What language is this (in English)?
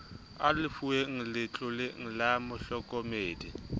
Southern Sotho